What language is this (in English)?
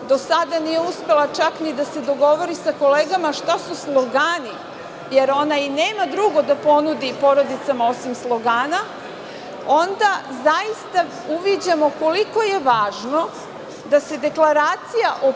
Serbian